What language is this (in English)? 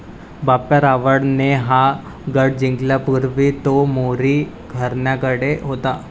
Marathi